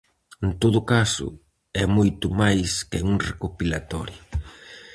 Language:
Galician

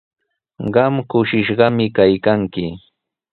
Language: Sihuas Ancash Quechua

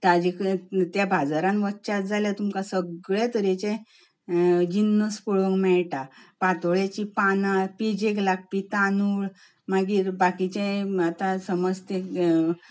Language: Konkani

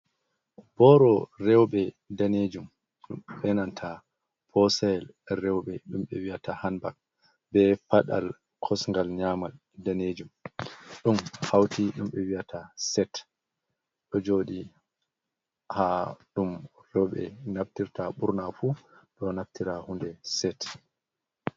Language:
Fula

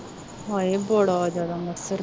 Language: Punjabi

